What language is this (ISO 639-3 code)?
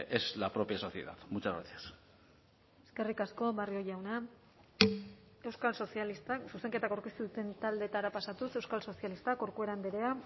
eus